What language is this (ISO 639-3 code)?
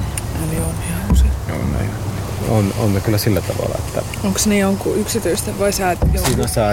fin